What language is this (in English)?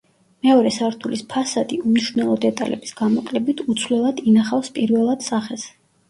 Georgian